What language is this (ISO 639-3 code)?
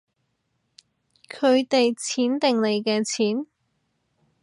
yue